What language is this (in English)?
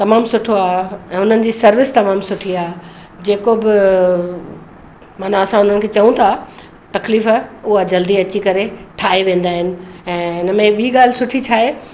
Sindhi